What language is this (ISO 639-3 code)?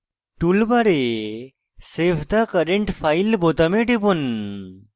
ben